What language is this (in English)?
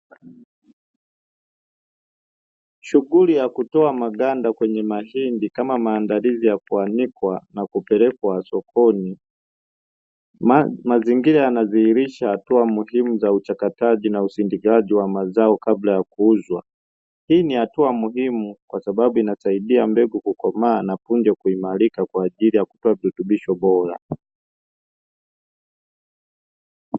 Swahili